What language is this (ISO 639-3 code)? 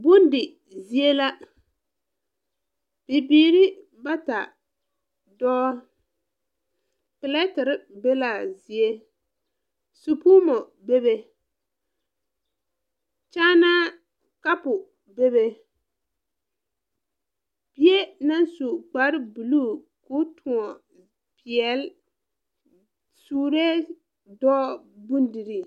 dga